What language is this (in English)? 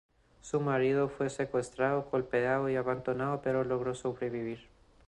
Spanish